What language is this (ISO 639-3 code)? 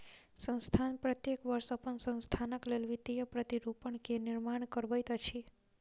mai